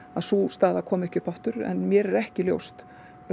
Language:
Icelandic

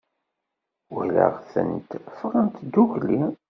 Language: Kabyle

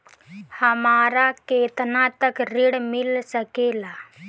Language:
Bhojpuri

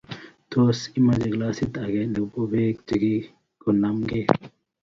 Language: Kalenjin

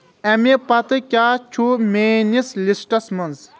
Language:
Kashmiri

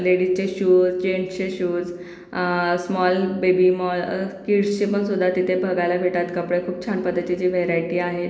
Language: Marathi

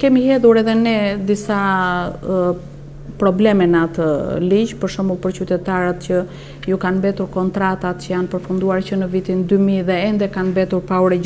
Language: Romanian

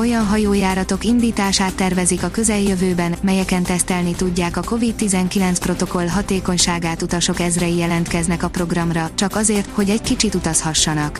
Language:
Hungarian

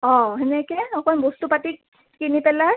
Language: Assamese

